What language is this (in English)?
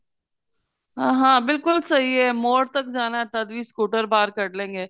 Punjabi